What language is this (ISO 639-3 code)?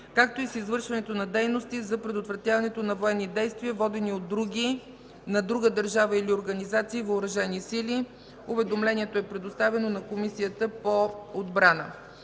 bul